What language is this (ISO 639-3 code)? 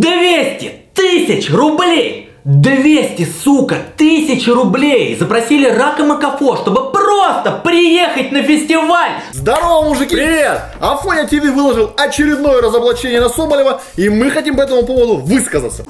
rus